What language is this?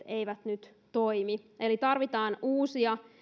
Finnish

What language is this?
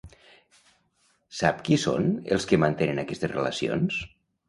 Catalan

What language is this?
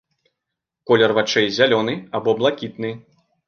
Belarusian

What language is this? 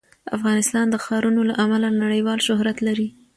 Pashto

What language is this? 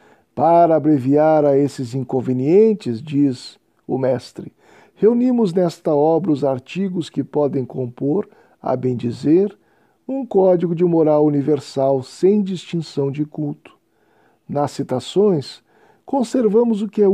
Portuguese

